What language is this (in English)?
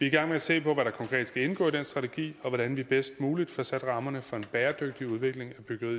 Danish